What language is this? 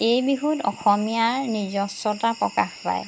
Assamese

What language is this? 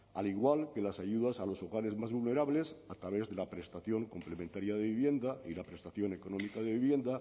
Spanish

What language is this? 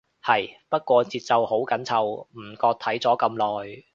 Cantonese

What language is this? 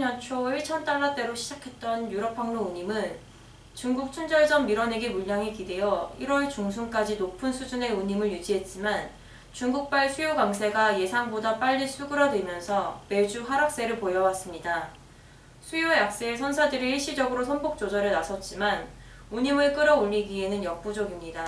Korean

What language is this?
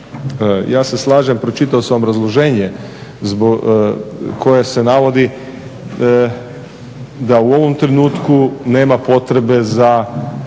Croatian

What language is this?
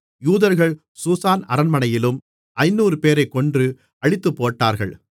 Tamil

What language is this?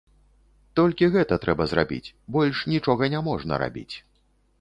Belarusian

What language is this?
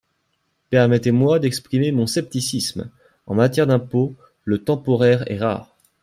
French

